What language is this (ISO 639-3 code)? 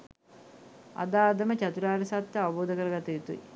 sin